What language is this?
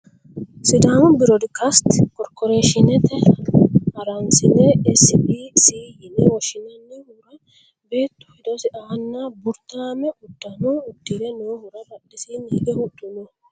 Sidamo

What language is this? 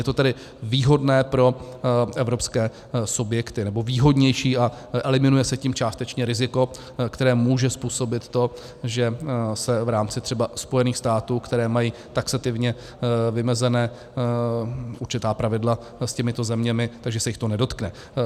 Czech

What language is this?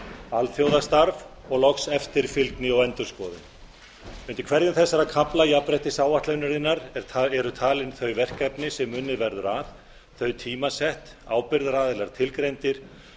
Icelandic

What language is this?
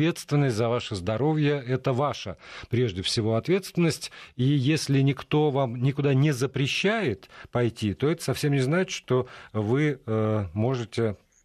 Russian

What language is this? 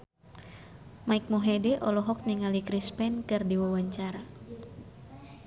Sundanese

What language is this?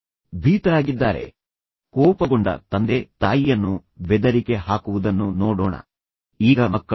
Kannada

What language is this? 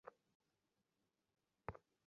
Bangla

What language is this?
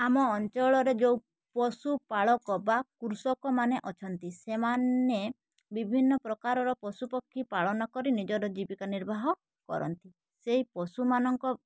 Odia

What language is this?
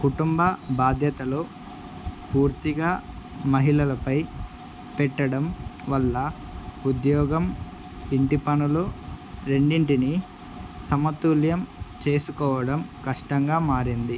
Telugu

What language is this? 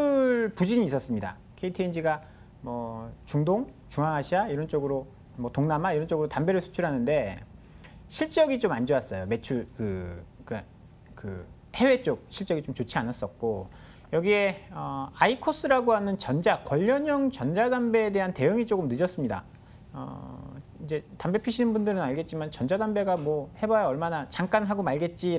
Korean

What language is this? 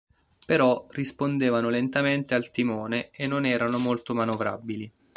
Italian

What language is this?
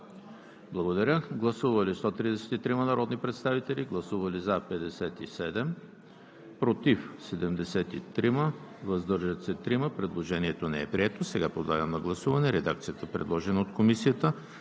Bulgarian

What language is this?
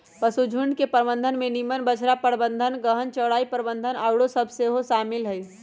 Magahi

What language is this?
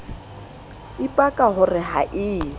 Southern Sotho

